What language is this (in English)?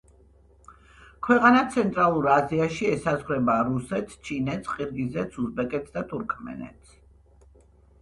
Georgian